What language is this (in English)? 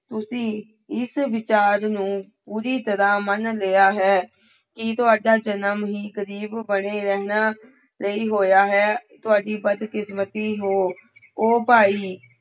Punjabi